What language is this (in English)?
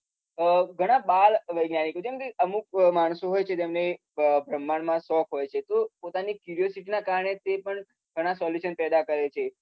Gujarati